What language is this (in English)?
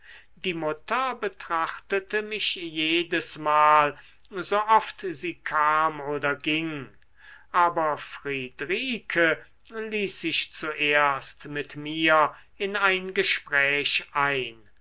German